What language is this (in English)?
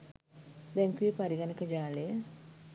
Sinhala